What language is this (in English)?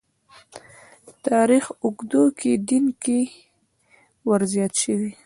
Pashto